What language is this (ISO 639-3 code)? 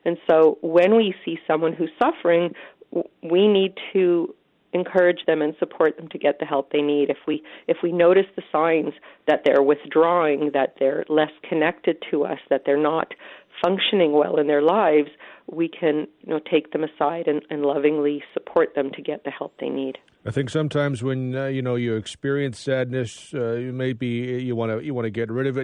eng